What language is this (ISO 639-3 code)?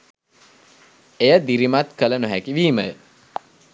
sin